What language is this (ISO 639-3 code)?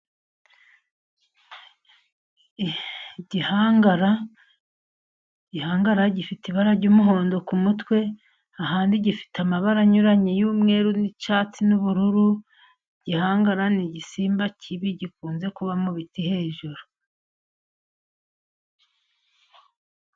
kin